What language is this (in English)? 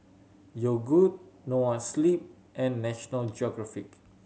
English